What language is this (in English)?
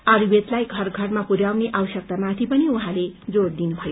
Nepali